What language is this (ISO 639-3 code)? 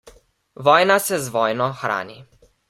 slv